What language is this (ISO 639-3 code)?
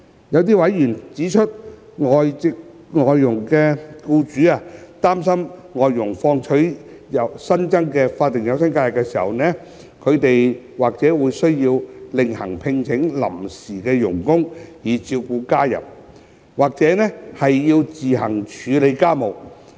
yue